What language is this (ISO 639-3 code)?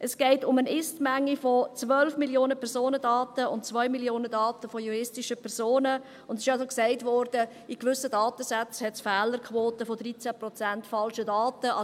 gsw